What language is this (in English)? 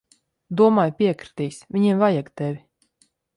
Latvian